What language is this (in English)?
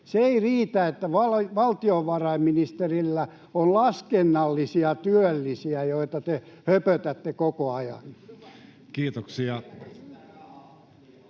Finnish